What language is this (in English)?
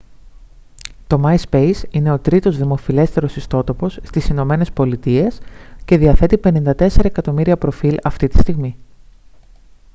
Greek